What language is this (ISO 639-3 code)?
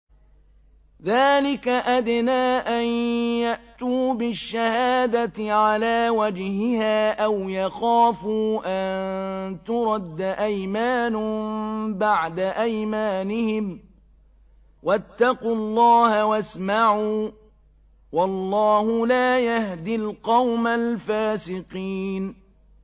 ara